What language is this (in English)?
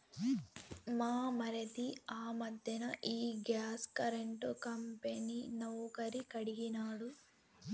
Telugu